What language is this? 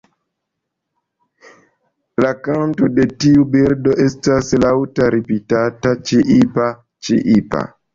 Esperanto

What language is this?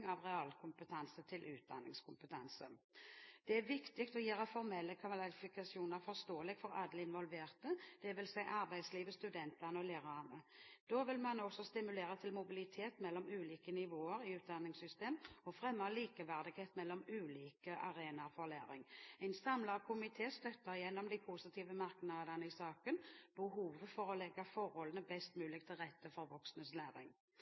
Norwegian Bokmål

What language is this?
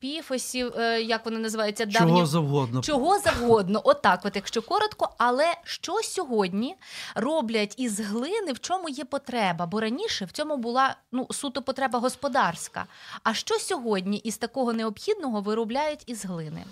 Ukrainian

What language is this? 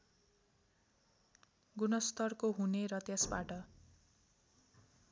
Nepali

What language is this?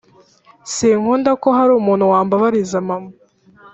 Kinyarwanda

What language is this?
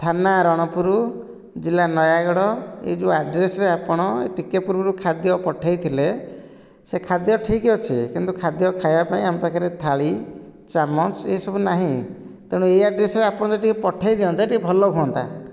Odia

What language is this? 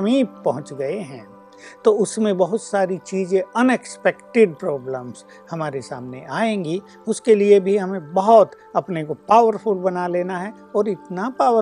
Hindi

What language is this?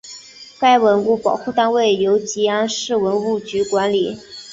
Chinese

